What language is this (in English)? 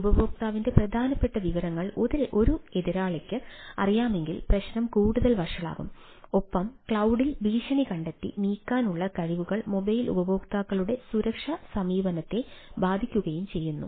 Malayalam